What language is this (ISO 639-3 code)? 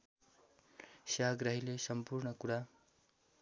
nep